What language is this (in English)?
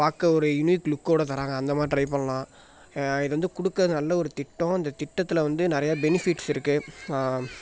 Tamil